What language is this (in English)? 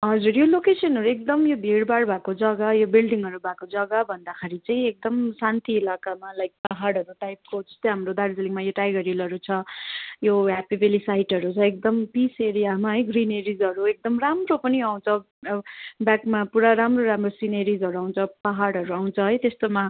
Nepali